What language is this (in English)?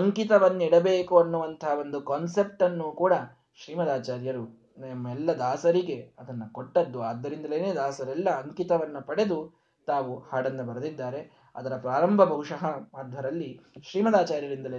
Kannada